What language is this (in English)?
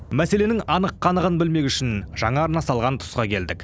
Kazakh